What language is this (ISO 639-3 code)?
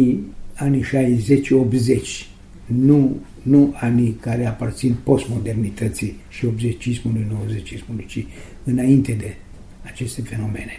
ron